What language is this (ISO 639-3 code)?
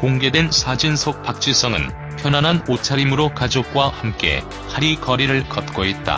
kor